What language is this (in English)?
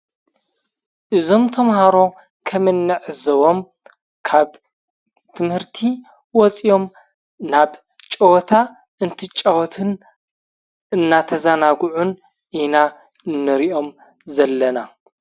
Tigrinya